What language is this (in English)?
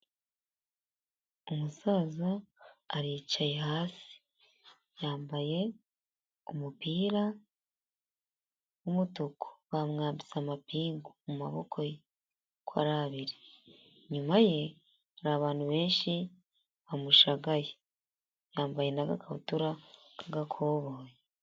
Kinyarwanda